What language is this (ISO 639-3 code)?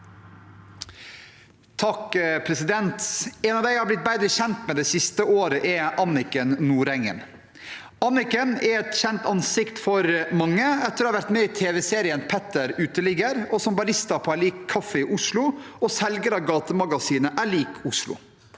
nor